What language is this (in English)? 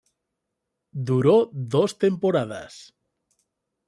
Spanish